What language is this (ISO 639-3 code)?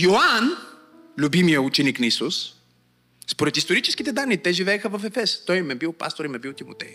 bul